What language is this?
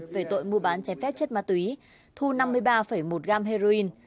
Vietnamese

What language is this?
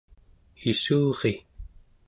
Central Yupik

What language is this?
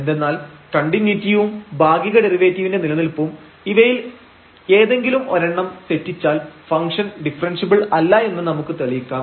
Malayalam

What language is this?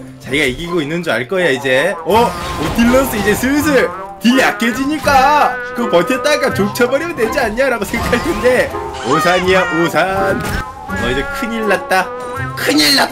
Korean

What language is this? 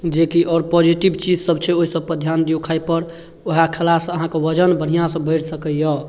Maithili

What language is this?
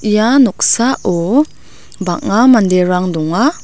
Garo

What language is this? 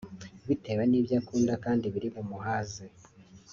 Kinyarwanda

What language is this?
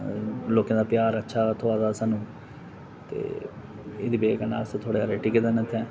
Dogri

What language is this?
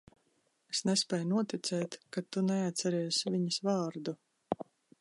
Latvian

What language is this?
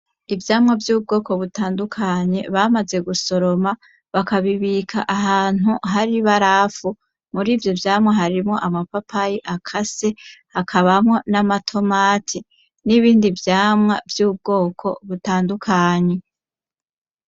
Rundi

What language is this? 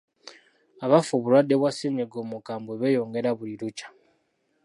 Ganda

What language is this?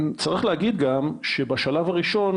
Hebrew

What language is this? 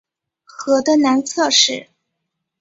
Chinese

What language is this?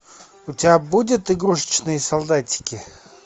Russian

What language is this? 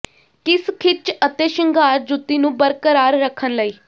Punjabi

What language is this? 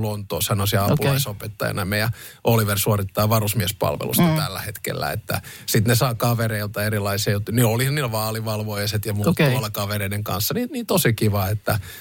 Finnish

